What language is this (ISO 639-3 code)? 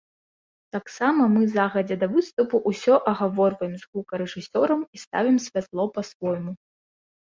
bel